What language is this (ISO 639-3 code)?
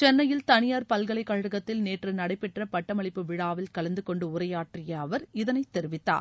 tam